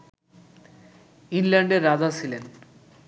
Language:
Bangla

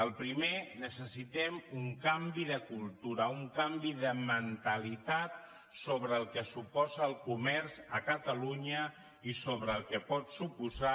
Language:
Catalan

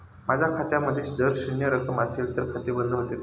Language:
Marathi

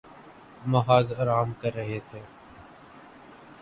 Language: Urdu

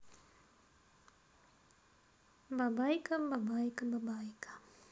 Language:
Russian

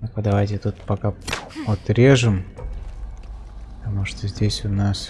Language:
Russian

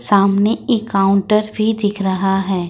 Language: Hindi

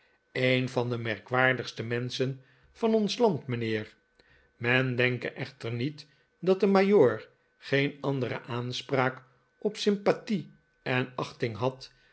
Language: Dutch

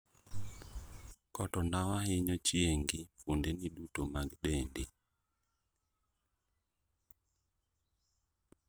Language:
Luo (Kenya and Tanzania)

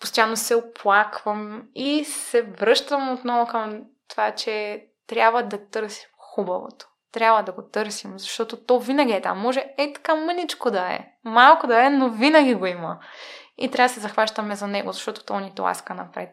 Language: Bulgarian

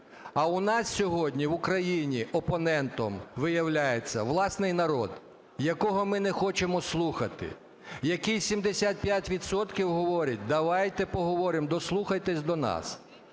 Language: Ukrainian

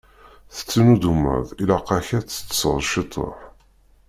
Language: Kabyle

